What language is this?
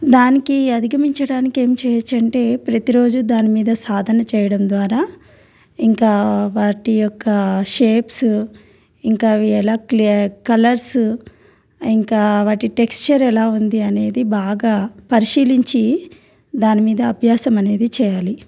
Telugu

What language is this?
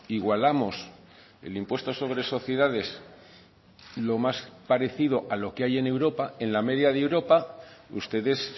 Spanish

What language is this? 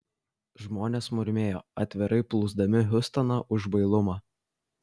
Lithuanian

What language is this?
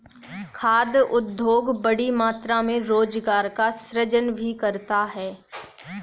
Hindi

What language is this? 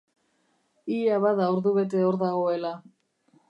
Basque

